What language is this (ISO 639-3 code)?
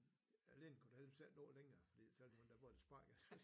dan